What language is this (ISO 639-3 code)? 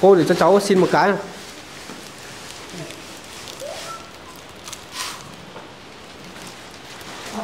vie